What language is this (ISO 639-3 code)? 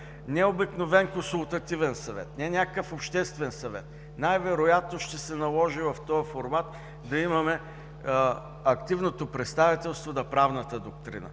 bul